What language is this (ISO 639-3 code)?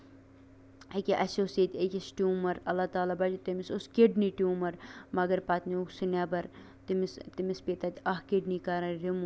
kas